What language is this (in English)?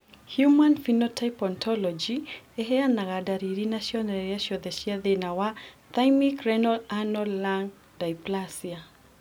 Kikuyu